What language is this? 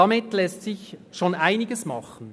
Swiss German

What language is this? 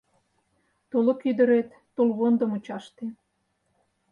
Mari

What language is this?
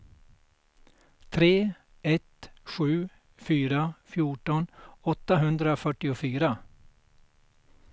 Swedish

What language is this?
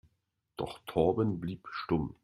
German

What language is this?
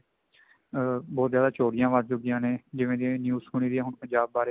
Punjabi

